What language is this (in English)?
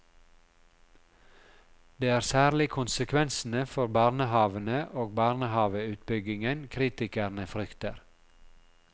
Norwegian